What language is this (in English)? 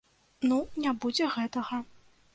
Belarusian